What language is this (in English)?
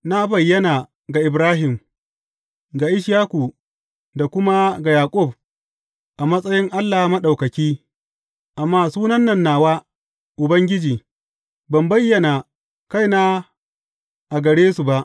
Hausa